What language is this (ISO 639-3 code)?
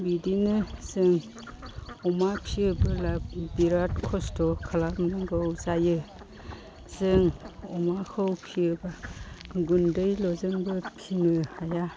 brx